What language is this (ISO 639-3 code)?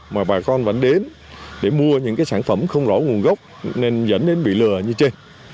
vie